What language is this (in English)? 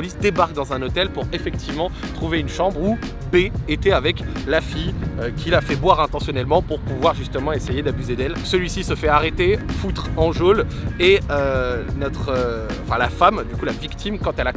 French